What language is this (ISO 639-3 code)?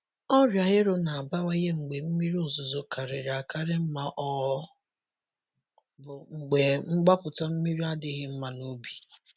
ibo